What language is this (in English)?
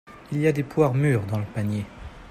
French